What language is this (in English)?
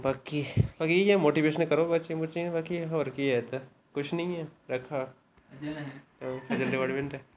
Dogri